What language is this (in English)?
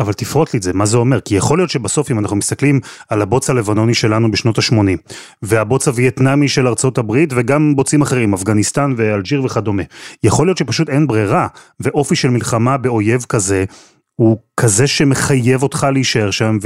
Hebrew